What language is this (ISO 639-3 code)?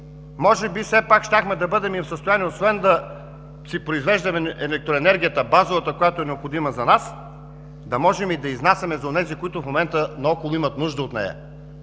bul